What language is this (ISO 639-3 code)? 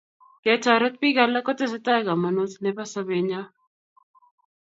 kln